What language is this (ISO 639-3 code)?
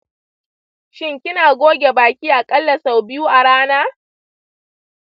hau